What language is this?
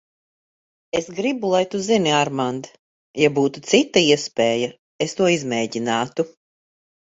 Latvian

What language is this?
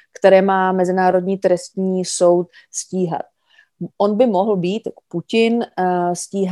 Czech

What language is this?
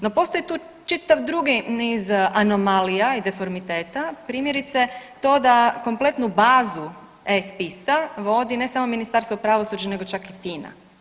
Croatian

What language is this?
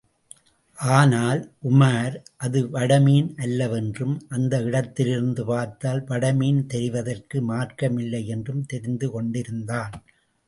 Tamil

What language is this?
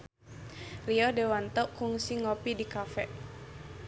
Sundanese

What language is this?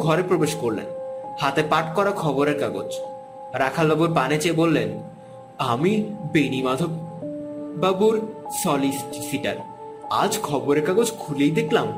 Bangla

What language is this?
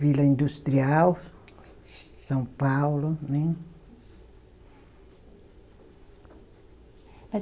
Portuguese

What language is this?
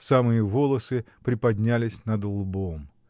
Russian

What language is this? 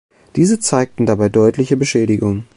German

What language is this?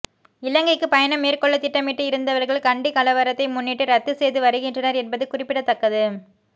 Tamil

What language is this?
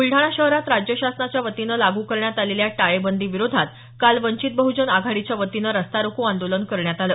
Marathi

